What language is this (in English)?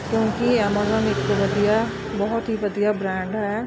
Punjabi